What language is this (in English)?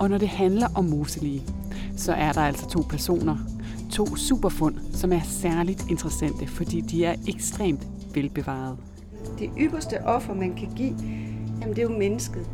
Danish